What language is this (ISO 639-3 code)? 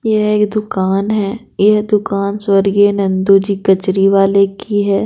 hin